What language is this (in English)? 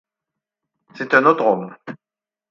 French